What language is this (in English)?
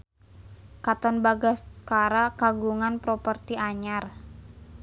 Sundanese